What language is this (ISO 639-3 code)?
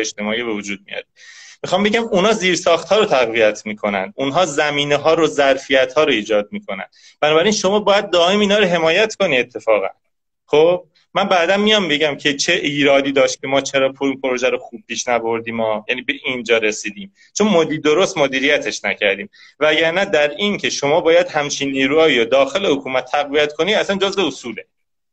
fas